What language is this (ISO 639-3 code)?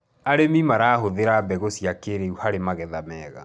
kik